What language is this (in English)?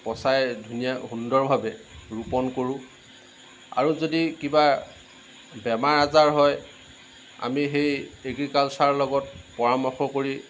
Assamese